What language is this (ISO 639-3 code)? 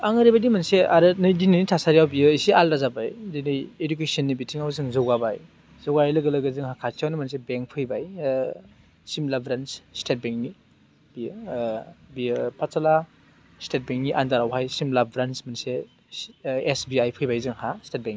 brx